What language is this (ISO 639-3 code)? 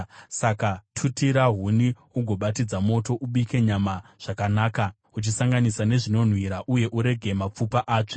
sna